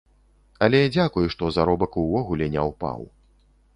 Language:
Belarusian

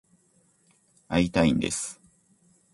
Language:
Japanese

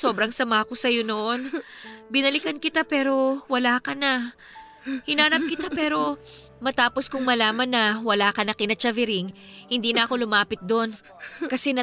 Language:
Filipino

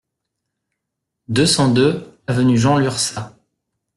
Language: French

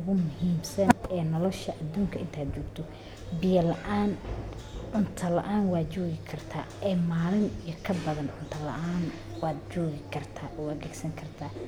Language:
Somali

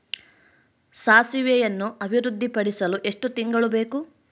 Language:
Kannada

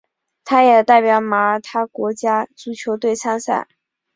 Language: Chinese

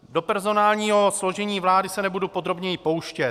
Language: Czech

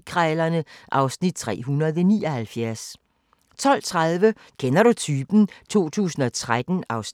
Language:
Danish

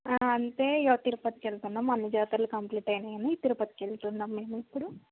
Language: Telugu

